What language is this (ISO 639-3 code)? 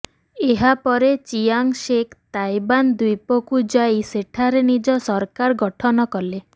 ori